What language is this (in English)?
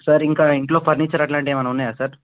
Telugu